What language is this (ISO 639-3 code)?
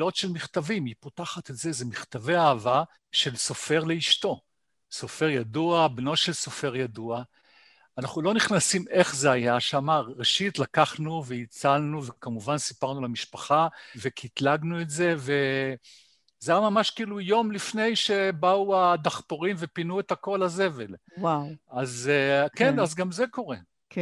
heb